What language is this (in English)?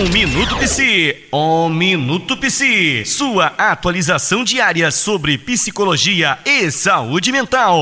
Portuguese